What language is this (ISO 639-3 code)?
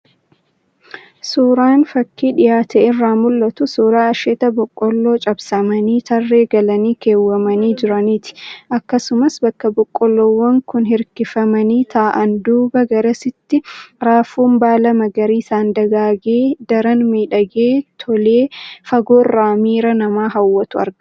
orm